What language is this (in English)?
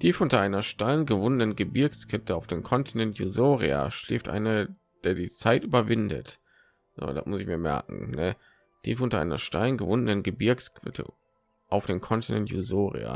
German